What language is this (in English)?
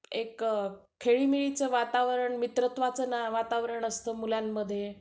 Marathi